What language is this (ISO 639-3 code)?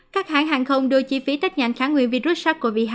vie